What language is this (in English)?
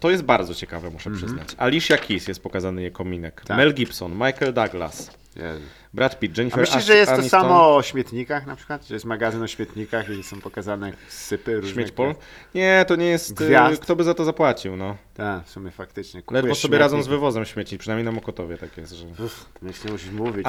Polish